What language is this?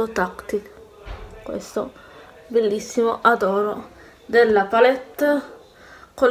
Italian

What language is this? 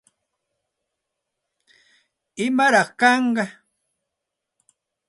Santa Ana de Tusi Pasco Quechua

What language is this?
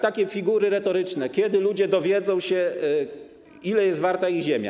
Polish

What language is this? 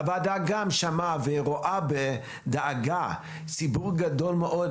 Hebrew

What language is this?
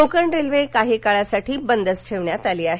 Marathi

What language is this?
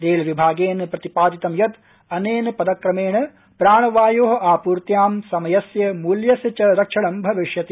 Sanskrit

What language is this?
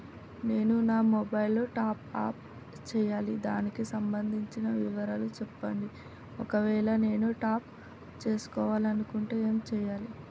Telugu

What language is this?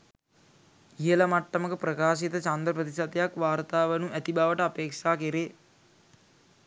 Sinhala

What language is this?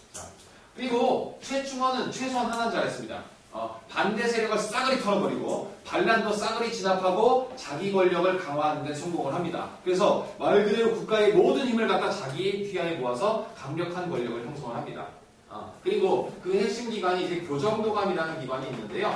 Korean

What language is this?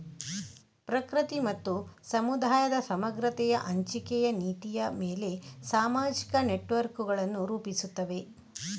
Kannada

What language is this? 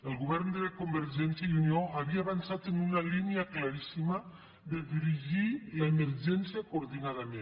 Catalan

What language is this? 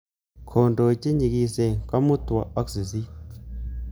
Kalenjin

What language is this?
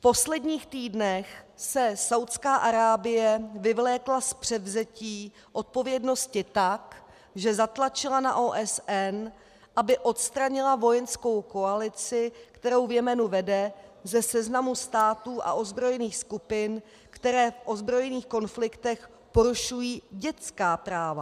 Czech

